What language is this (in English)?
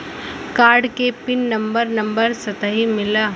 Bhojpuri